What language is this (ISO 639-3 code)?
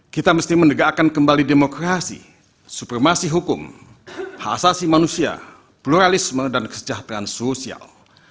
ind